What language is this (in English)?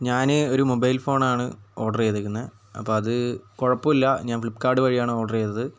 Malayalam